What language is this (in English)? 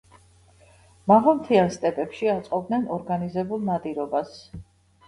Georgian